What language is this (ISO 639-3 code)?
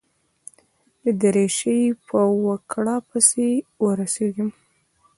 pus